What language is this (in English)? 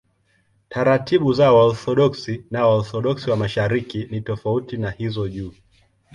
Swahili